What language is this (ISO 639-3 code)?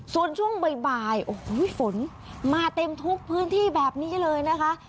tha